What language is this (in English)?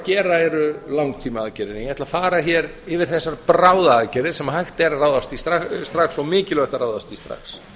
Icelandic